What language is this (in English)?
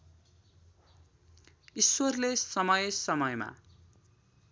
Nepali